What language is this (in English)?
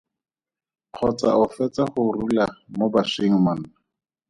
Tswana